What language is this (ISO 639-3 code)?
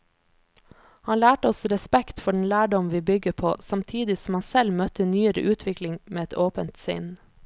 nor